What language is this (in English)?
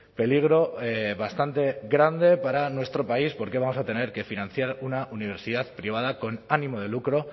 Spanish